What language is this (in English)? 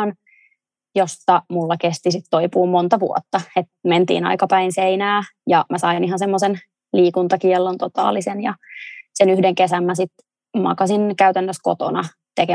Finnish